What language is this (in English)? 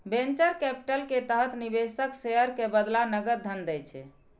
Maithili